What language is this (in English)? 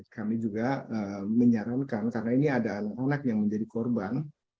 Indonesian